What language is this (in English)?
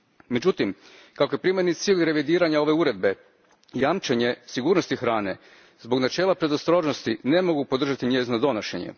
Croatian